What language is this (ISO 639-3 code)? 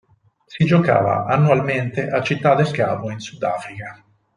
ita